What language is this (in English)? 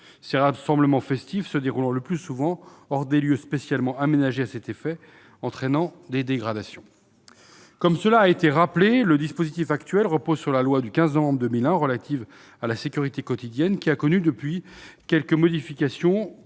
French